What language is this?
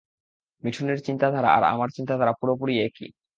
Bangla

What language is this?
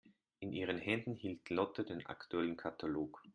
German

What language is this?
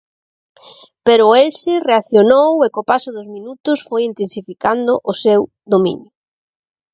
Galician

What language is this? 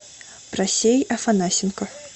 Russian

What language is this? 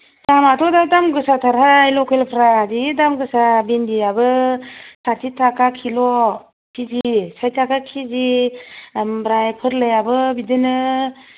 Bodo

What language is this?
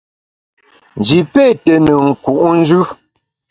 Bamun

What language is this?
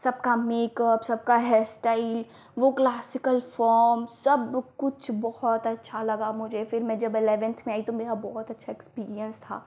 Hindi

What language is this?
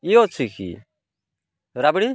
Odia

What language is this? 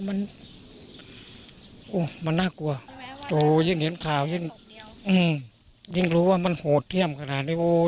Thai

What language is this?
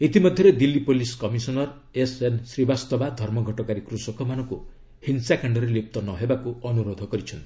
Odia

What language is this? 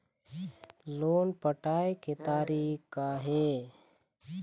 Chhattisgarhi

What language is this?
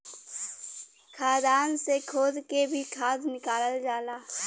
Bhojpuri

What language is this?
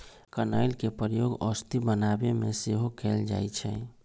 Magahi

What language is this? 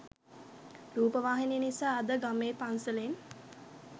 Sinhala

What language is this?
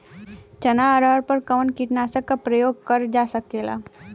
Bhojpuri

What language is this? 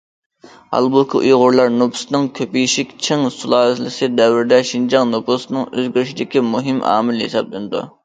Uyghur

